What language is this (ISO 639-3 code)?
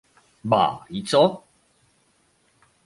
pol